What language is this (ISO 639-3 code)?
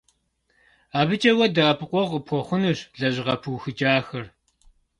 kbd